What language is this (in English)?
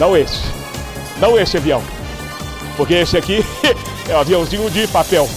Portuguese